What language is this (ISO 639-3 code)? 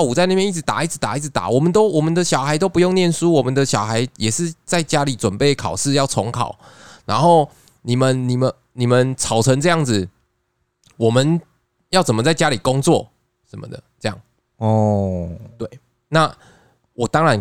zho